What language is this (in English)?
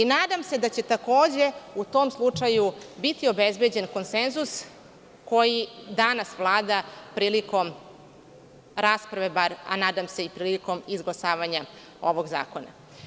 Serbian